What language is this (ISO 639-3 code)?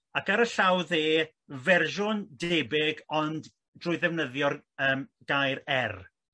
cym